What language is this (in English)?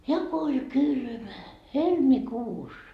Finnish